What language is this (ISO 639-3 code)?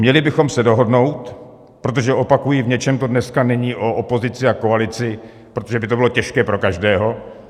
ces